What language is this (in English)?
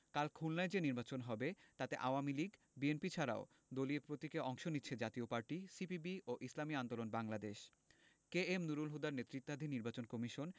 Bangla